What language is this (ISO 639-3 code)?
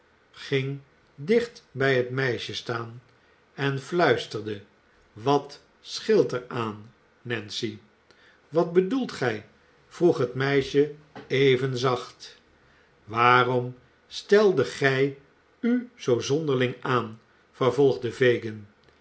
nld